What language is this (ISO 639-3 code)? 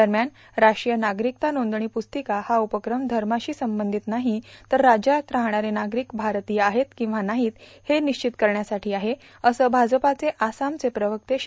mar